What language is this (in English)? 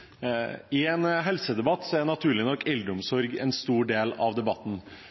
Norwegian Bokmål